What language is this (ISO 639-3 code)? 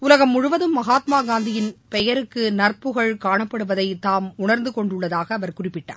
tam